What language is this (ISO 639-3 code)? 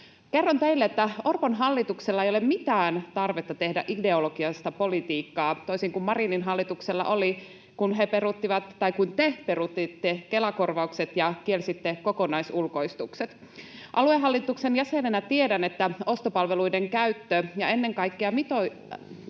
fin